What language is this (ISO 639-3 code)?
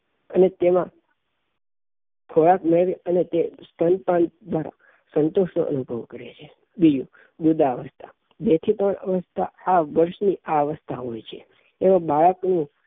guj